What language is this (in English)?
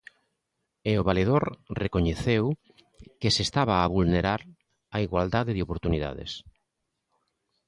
Galician